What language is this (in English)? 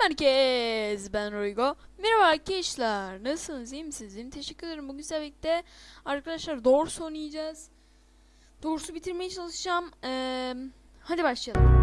Turkish